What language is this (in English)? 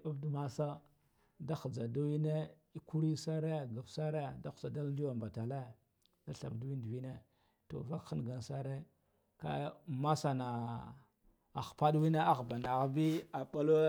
Guduf-Gava